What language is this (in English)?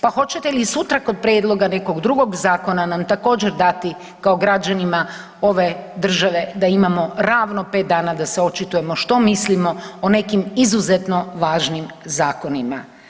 Croatian